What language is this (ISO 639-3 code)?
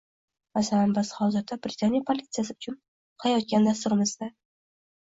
uzb